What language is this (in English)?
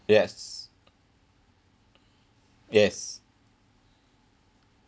English